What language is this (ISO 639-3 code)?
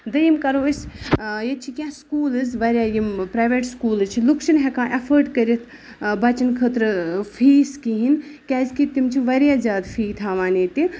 kas